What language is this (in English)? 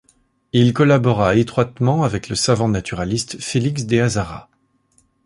French